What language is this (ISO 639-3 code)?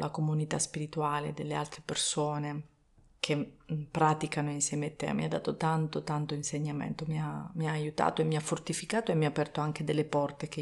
ita